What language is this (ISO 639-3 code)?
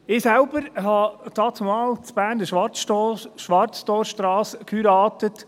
gsw